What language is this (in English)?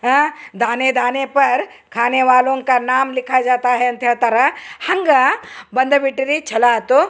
Kannada